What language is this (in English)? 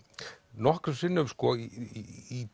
Icelandic